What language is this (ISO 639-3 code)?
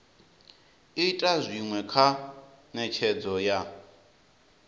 ven